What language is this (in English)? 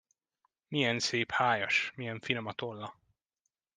Hungarian